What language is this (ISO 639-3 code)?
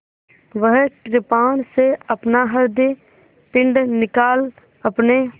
hin